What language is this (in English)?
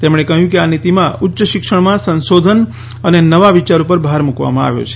Gujarati